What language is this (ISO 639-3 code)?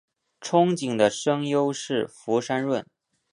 zho